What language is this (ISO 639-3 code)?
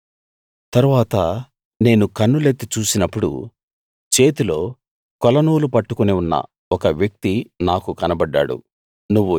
tel